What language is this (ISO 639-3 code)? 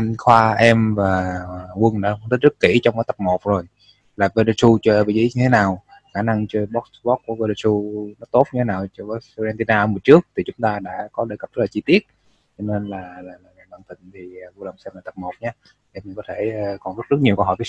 vie